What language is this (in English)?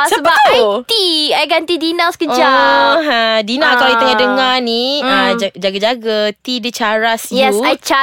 Malay